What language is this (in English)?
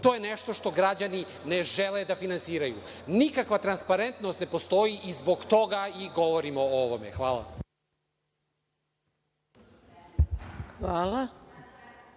Serbian